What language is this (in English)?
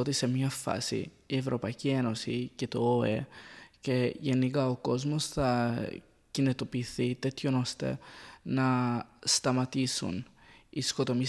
Greek